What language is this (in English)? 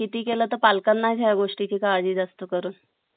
Marathi